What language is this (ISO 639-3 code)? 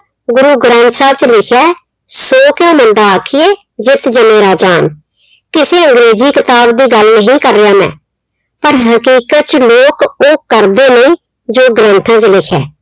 pan